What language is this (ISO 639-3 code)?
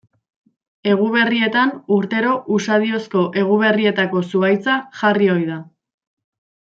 eus